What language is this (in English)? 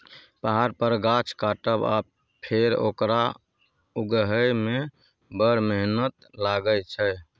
Maithili